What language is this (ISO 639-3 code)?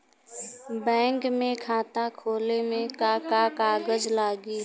bho